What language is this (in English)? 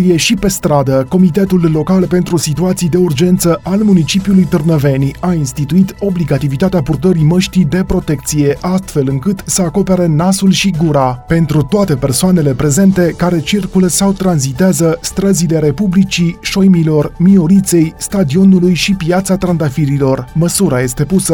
Romanian